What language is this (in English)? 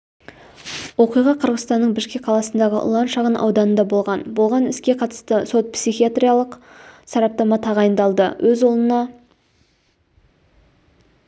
Kazakh